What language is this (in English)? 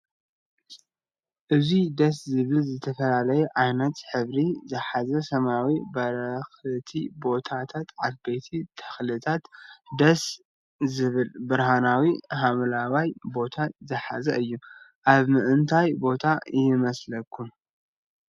Tigrinya